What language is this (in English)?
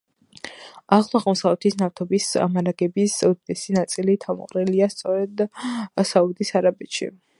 Georgian